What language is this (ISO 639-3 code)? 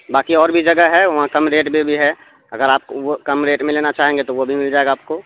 urd